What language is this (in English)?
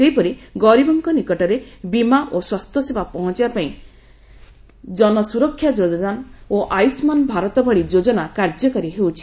Odia